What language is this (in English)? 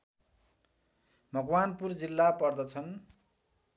Nepali